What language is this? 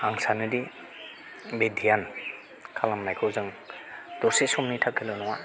Bodo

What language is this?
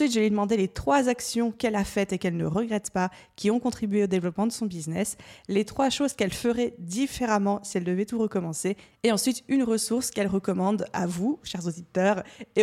French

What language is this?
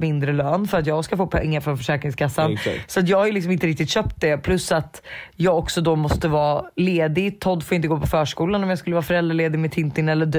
Swedish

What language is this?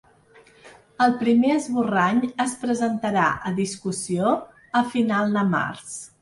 Catalan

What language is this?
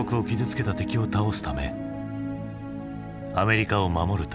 Japanese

